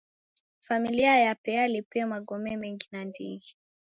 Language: Taita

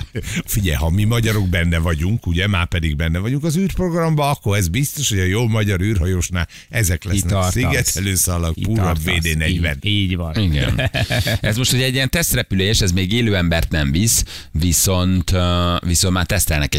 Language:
Hungarian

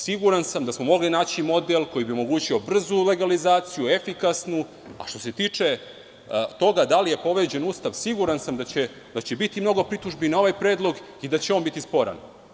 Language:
Serbian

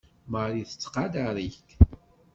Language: Kabyle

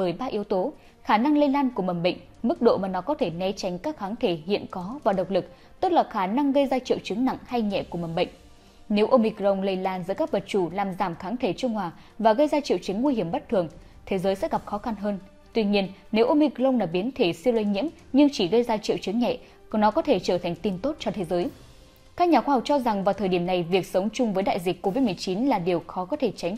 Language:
Vietnamese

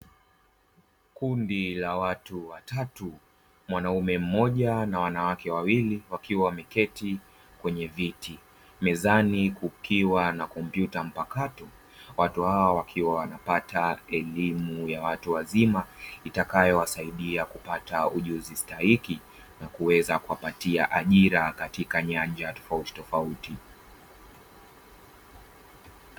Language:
Swahili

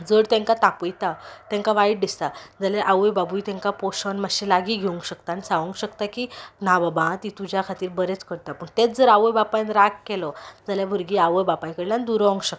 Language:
Konkani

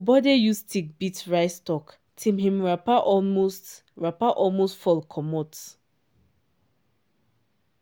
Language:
Nigerian Pidgin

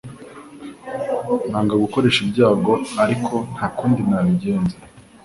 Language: Kinyarwanda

